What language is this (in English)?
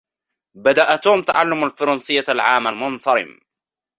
Arabic